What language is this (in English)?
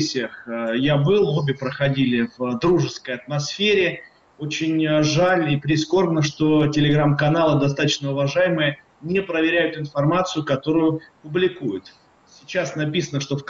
Russian